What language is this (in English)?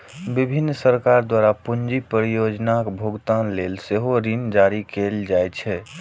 Maithili